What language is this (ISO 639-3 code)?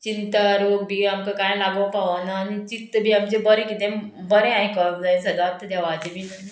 kok